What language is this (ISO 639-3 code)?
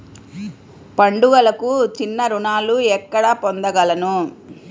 tel